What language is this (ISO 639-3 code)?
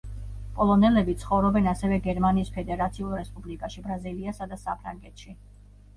kat